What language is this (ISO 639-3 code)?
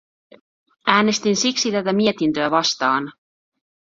fin